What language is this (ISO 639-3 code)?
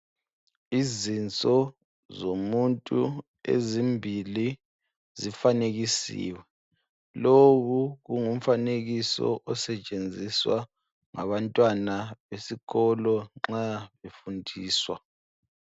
nde